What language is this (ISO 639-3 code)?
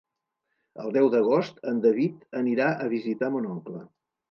cat